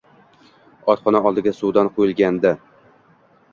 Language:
Uzbek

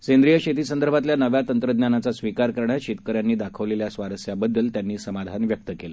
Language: Marathi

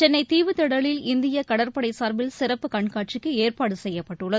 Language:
Tamil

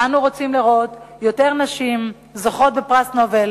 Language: Hebrew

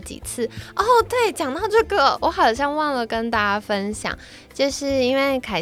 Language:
Chinese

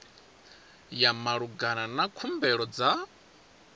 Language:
Venda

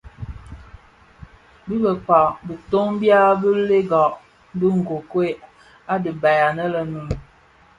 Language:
Bafia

